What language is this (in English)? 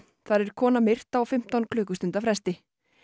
Icelandic